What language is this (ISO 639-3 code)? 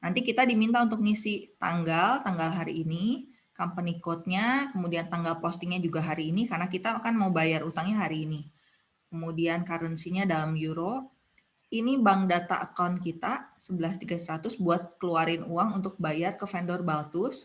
ind